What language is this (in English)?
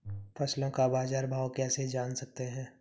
Hindi